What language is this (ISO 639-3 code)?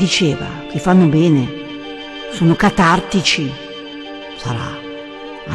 ita